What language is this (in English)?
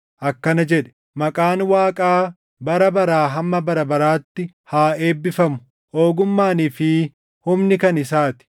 Oromo